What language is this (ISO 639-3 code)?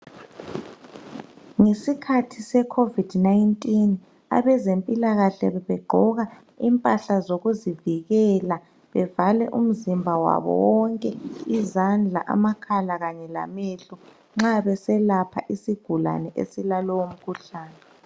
nde